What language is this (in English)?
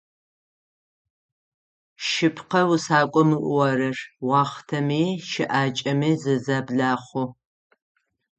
Adyghe